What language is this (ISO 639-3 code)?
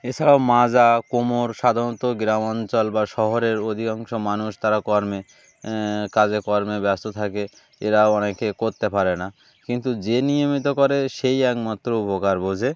ben